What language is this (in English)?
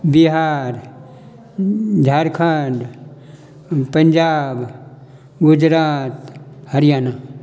Maithili